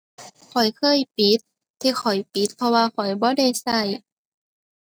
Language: Thai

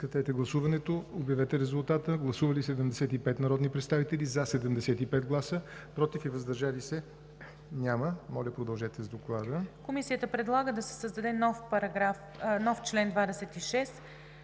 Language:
Bulgarian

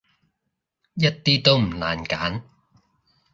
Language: Cantonese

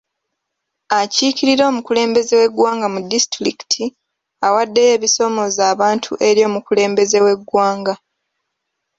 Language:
Ganda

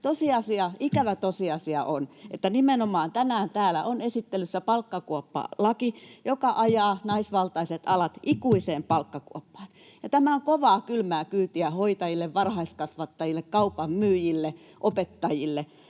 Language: Finnish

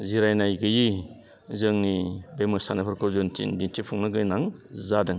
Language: Bodo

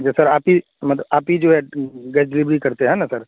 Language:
Urdu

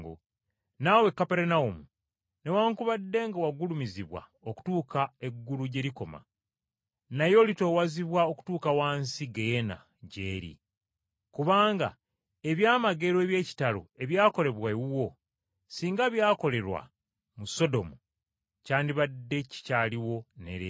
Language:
Ganda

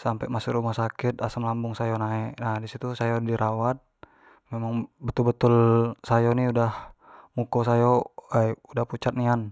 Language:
Jambi Malay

